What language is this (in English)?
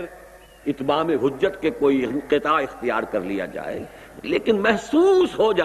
Urdu